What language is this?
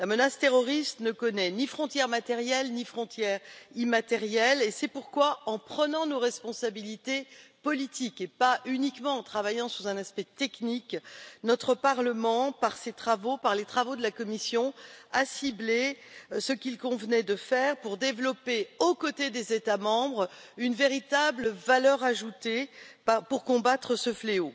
French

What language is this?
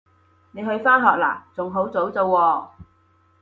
Cantonese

